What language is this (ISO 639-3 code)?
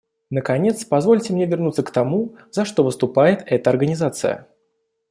rus